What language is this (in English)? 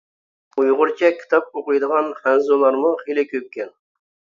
Uyghur